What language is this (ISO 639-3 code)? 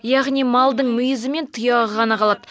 kaz